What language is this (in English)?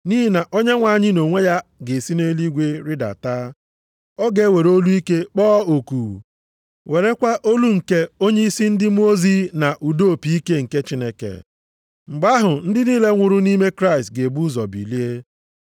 Igbo